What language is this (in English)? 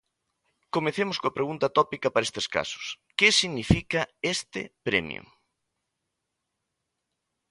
Galician